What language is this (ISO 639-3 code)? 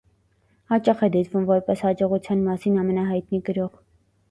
hye